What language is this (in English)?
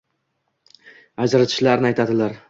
Uzbek